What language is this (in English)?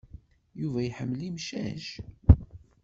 Kabyle